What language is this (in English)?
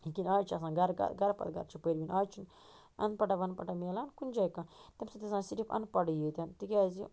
Kashmiri